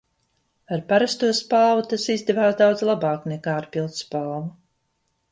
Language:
Latvian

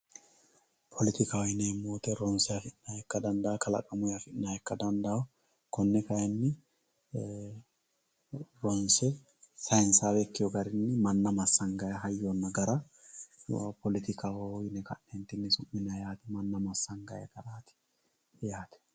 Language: Sidamo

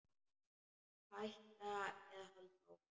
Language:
Icelandic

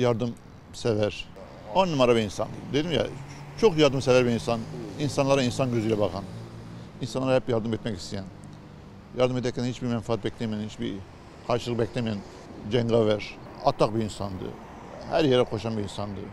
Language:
Turkish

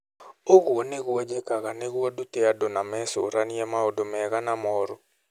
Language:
Kikuyu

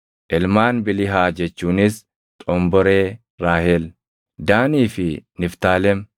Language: Oromo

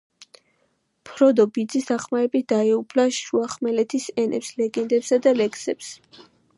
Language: Georgian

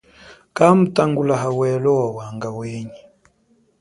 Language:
Chokwe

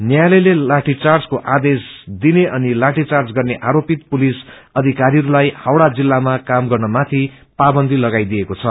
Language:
Nepali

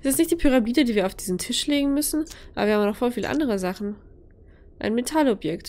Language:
German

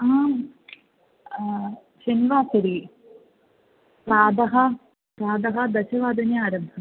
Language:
Sanskrit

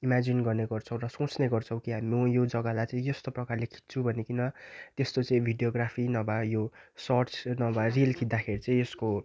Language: Nepali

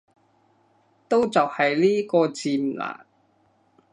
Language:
Cantonese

